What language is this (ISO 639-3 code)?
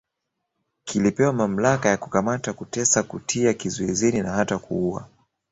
swa